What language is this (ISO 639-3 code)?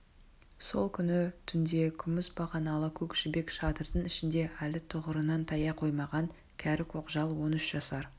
kaz